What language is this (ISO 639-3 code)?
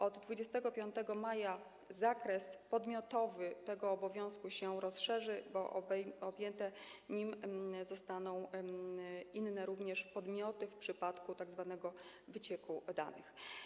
pol